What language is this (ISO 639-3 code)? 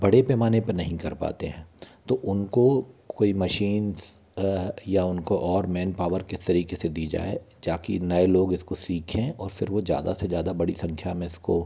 hin